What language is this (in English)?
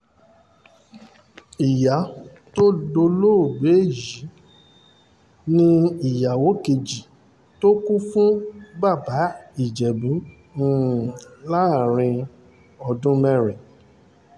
Yoruba